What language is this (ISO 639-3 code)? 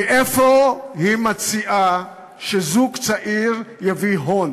heb